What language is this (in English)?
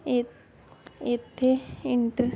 Punjabi